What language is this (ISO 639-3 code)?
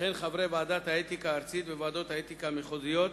heb